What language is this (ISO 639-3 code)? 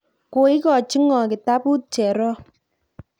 kln